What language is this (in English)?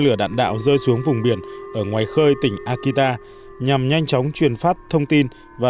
Vietnamese